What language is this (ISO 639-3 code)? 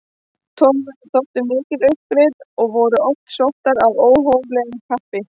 isl